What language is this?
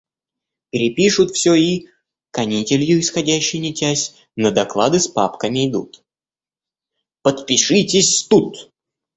Russian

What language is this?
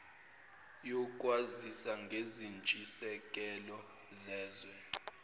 Zulu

